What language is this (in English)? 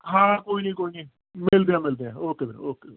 Punjabi